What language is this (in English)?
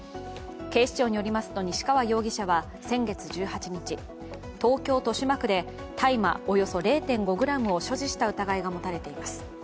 Japanese